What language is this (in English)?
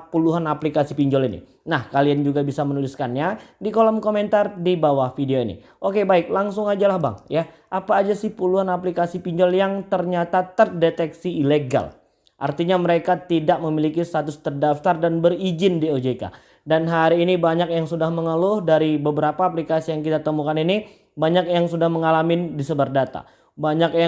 Indonesian